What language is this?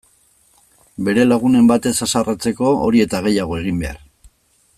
Basque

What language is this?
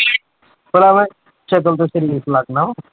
Punjabi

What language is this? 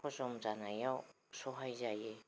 Bodo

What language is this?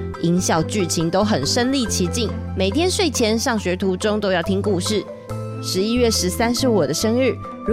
Chinese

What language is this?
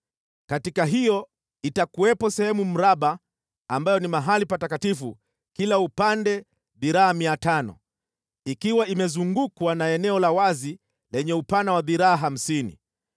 Swahili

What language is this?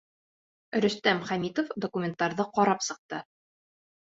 Bashkir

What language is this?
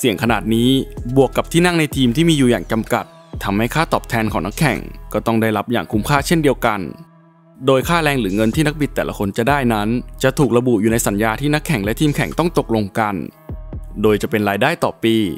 Thai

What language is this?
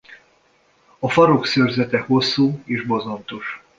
Hungarian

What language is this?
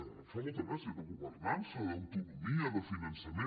Catalan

